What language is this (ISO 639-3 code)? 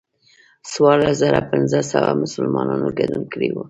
pus